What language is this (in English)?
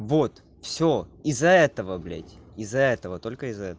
Russian